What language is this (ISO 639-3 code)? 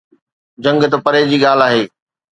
snd